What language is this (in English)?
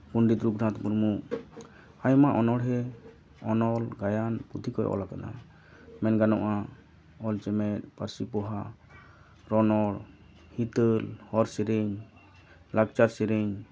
Santali